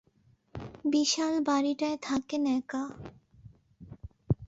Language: Bangla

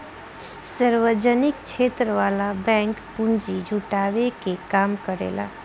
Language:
Bhojpuri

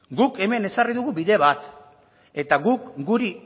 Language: Basque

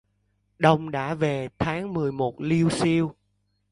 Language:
Vietnamese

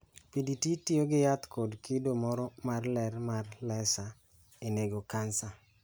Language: Luo (Kenya and Tanzania)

